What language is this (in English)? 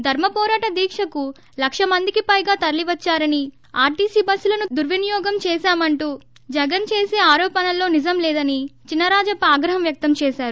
Telugu